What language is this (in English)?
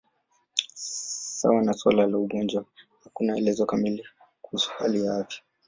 Swahili